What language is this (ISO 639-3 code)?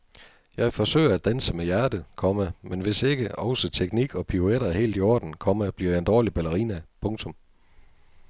dan